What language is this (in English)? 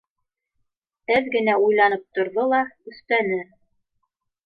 Bashkir